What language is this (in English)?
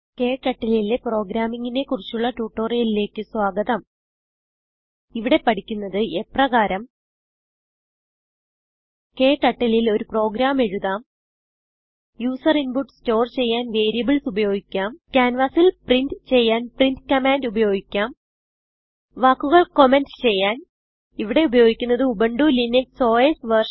Malayalam